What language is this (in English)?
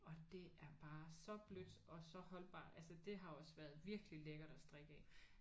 Danish